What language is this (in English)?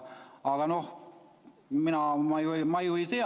Estonian